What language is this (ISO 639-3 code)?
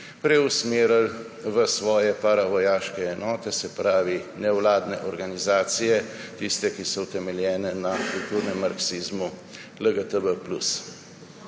slv